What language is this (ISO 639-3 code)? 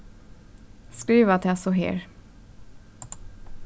fao